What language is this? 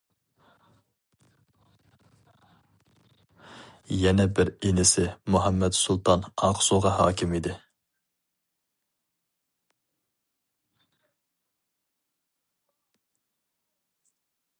Uyghur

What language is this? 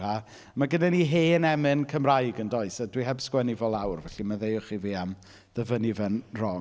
Welsh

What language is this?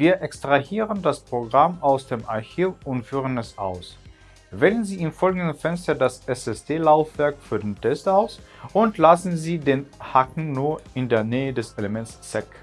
German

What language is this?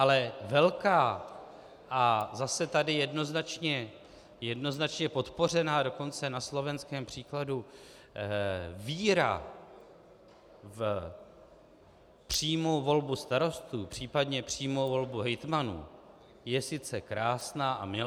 Czech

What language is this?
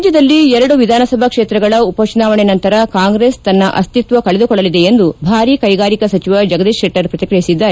Kannada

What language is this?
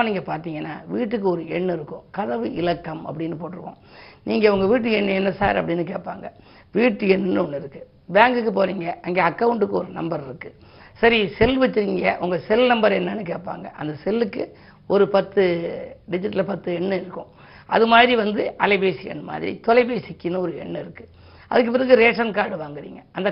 Tamil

